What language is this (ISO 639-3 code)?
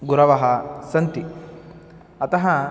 san